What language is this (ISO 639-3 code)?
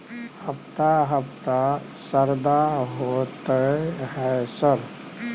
mai